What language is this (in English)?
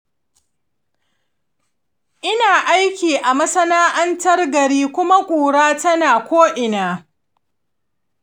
Hausa